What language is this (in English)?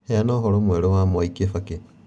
Kikuyu